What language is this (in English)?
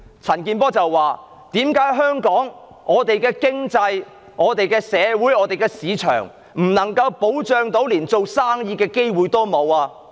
Cantonese